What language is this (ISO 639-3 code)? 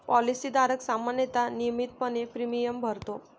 mar